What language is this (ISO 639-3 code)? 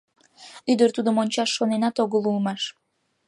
chm